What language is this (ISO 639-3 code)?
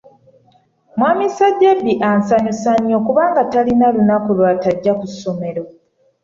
lug